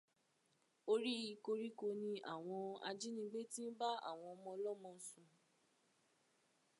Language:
Yoruba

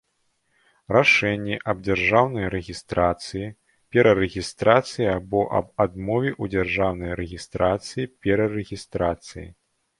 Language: Belarusian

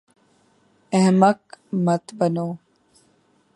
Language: Urdu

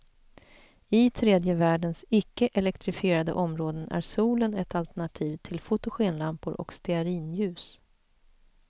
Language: Swedish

